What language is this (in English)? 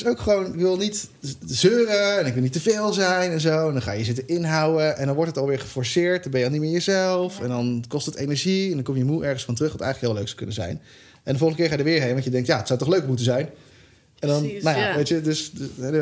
Dutch